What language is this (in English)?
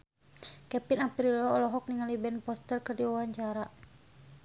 Sundanese